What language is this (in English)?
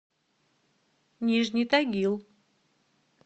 Russian